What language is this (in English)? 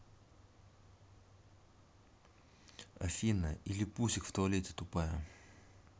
Russian